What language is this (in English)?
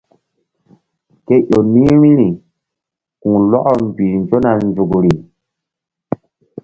Mbum